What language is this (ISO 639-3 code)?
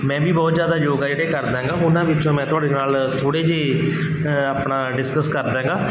pan